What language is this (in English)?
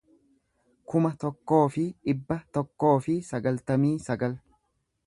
Oromo